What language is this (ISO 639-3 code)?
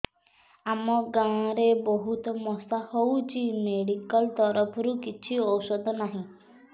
ori